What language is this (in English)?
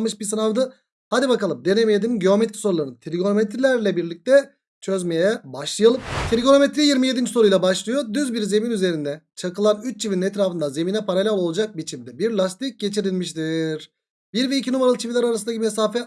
Turkish